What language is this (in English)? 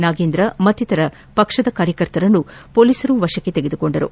Kannada